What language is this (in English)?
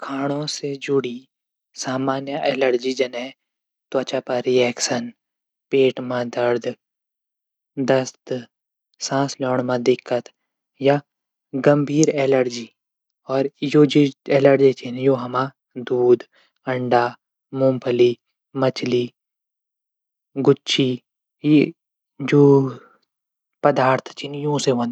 Garhwali